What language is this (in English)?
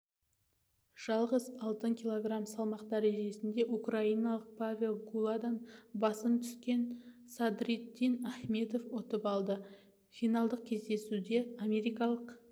Kazakh